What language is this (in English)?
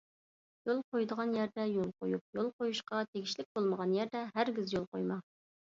Uyghur